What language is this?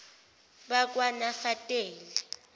Zulu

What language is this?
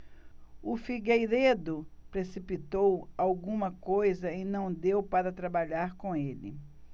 Portuguese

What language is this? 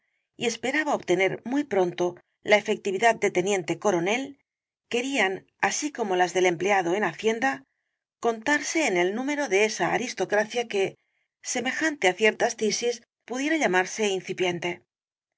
Spanish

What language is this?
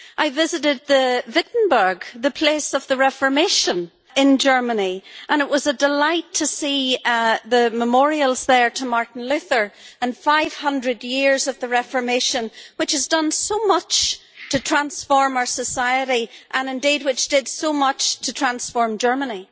English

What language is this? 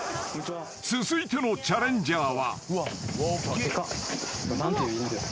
Japanese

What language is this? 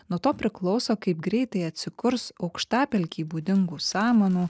Lithuanian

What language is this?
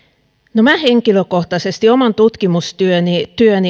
Finnish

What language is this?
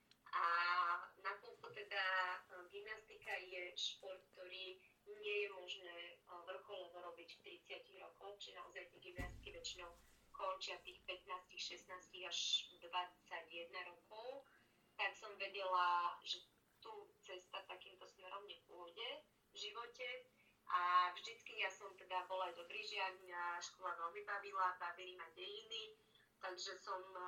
Slovak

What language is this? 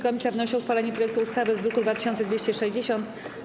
Polish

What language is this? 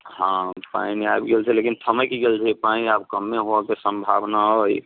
Maithili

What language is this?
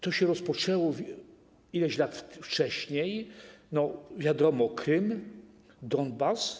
Polish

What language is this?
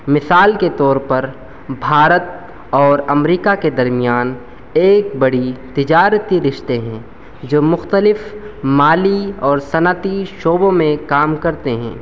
Urdu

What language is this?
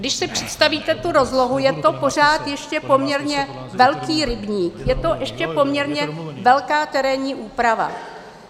Czech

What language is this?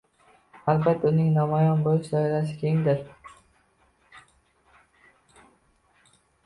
Uzbek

